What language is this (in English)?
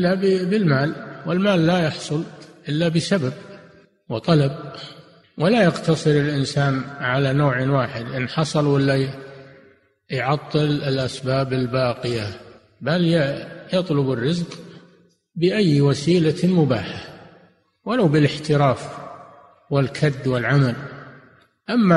Arabic